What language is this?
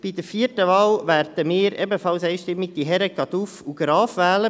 Swiss German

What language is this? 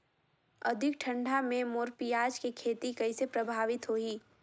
Chhattisgarhi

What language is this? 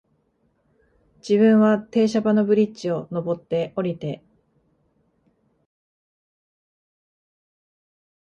Japanese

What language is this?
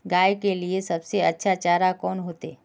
Magahi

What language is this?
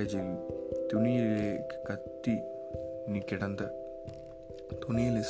Tamil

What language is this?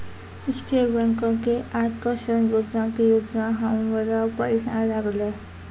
Maithili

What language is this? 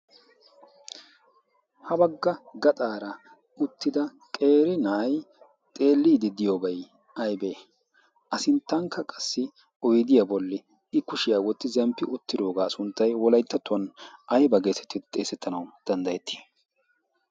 Wolaytta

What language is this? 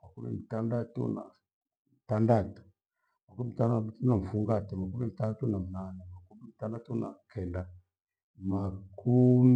Gweno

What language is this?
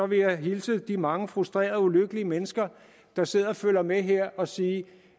Danish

